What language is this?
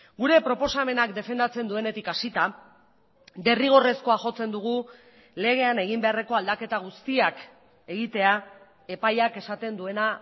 Basque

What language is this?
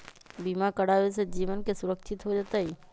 Magahi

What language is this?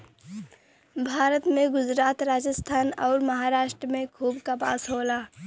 Bhojpuri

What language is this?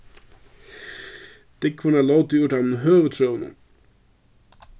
Faroese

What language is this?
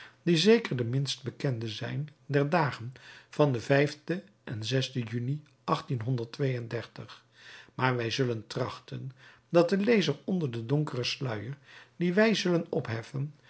Dutch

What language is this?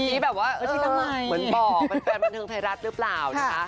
Thai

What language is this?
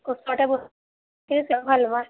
Assamese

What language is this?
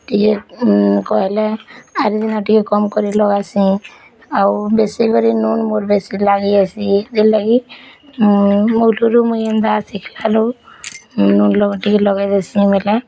Odia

